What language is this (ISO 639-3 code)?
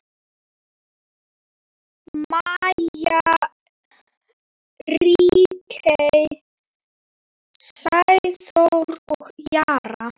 isl